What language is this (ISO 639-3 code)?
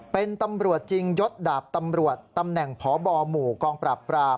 tha